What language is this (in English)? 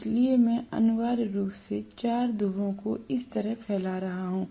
Hindi